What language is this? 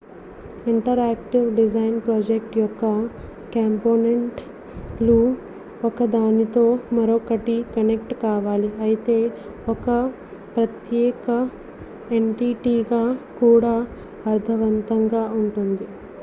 Telugu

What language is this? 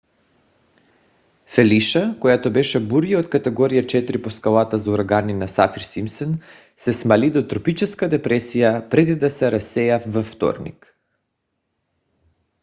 Bulgarian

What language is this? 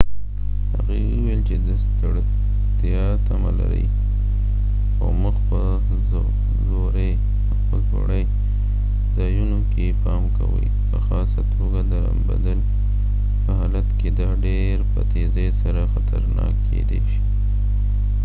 Pashto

